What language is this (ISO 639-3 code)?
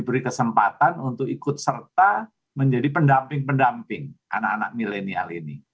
ind